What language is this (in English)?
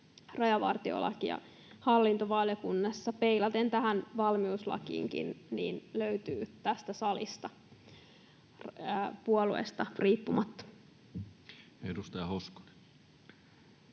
Finnish